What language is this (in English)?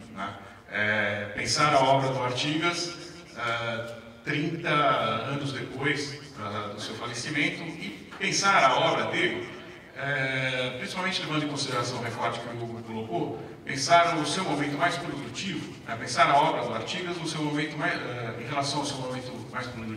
Portuguese